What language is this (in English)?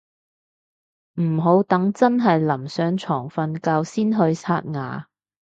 Cantonese